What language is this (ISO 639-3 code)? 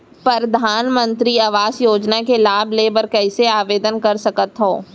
hne